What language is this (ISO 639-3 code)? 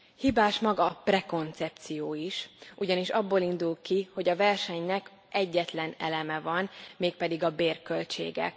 hun